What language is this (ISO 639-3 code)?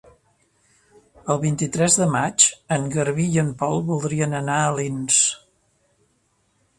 cat